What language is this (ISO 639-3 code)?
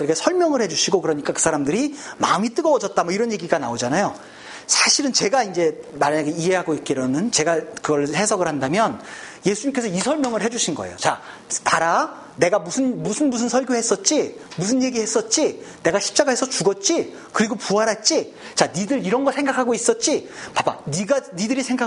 kor